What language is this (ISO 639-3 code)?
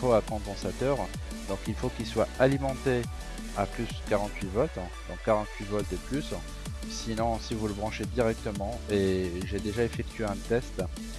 fra